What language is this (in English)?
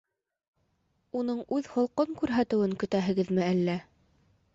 Bashkir